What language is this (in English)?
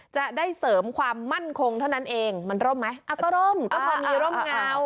Thai